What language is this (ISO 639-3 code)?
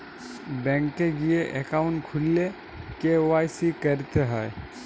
ben